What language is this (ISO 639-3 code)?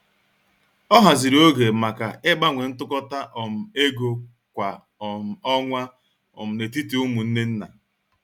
ibo